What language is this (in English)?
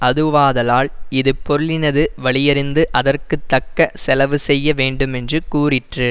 Tamil